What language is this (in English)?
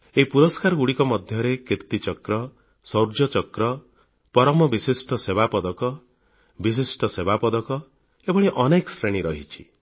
Odia